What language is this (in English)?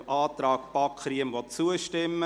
Swiss German